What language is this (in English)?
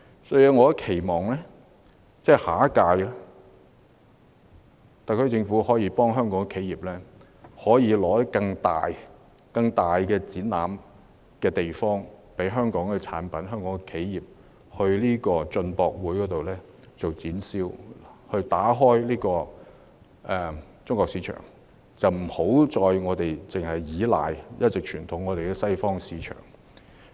Cantonese